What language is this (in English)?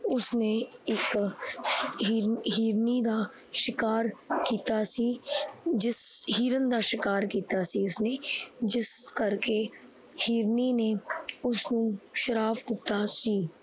Punjabi